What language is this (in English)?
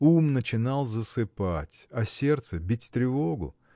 Russian